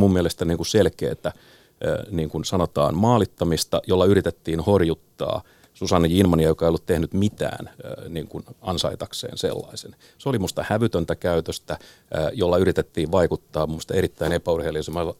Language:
Finnish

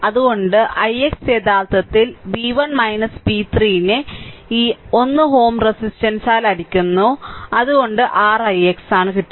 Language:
Malayalam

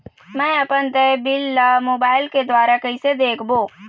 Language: Chhattisgarhi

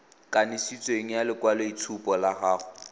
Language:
Tswana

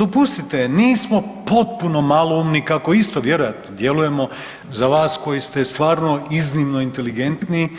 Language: Croatian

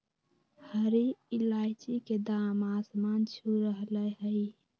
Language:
Magahi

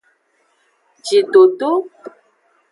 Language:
Aja (Benin)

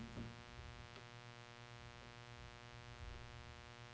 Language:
Danish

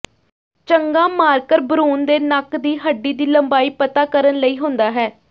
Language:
Punjabi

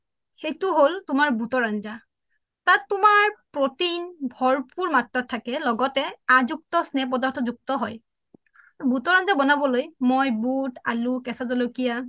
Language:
Assamese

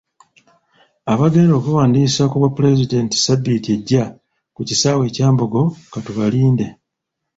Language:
Ganda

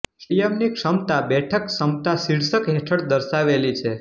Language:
Gujarati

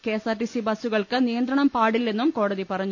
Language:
Malayalam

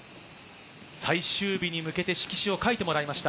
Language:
Japanese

